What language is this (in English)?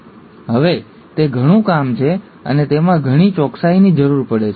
Gujarati